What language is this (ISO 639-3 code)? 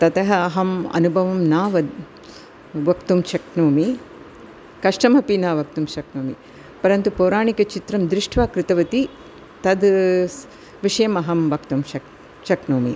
san